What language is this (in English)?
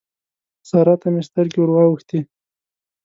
Pashto